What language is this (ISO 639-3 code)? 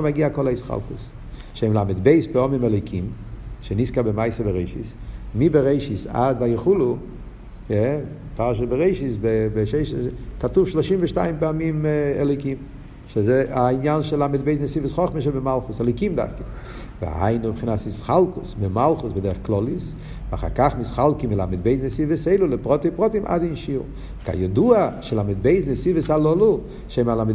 heb